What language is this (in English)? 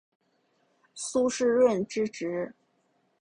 Chinese